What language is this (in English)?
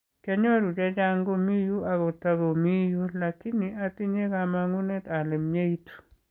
Kalenjin